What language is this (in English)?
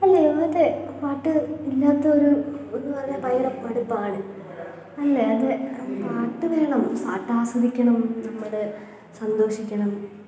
Malayalam